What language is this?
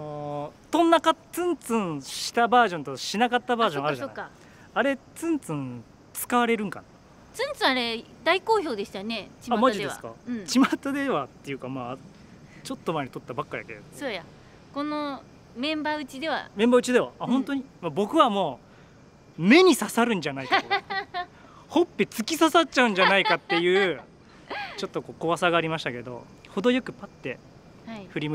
Japanese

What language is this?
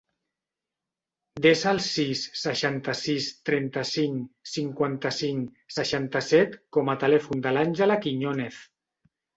Catalan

